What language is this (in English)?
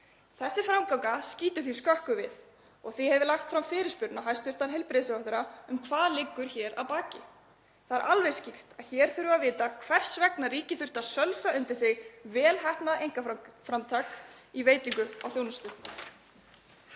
Icelandic